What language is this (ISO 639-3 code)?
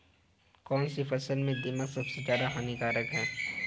hin